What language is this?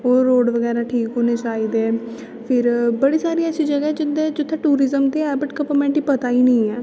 Dogri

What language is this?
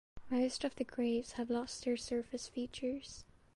English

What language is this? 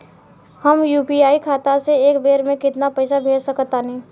Bhojpuri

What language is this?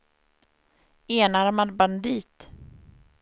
Swedish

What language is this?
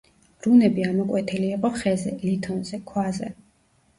Georgian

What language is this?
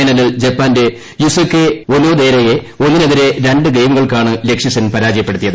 Malayalam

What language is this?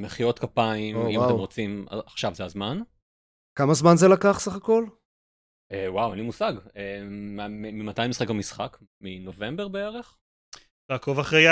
Hebrew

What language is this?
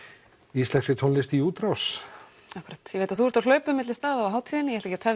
Icelandic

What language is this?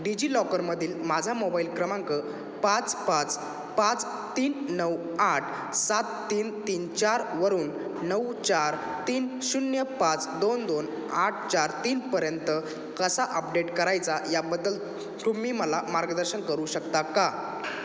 Marathi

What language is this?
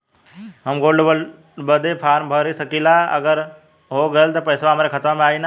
Bhojpuri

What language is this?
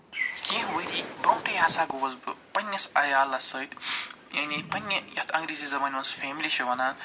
Kashmiri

